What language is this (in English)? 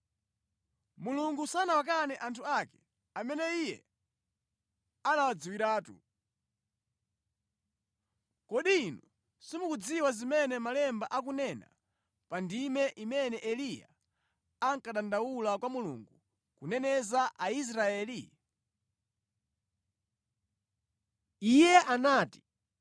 Nyanja